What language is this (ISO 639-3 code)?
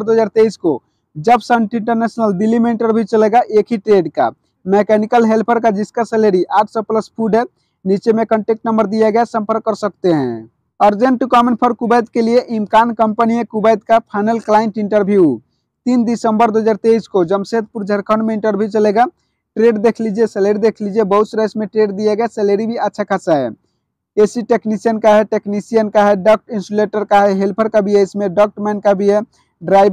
hin